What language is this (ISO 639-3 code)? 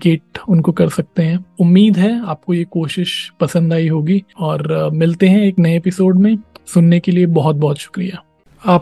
hin